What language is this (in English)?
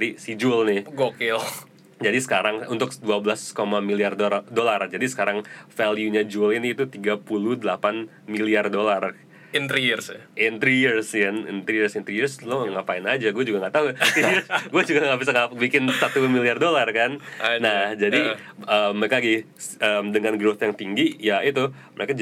Indonesian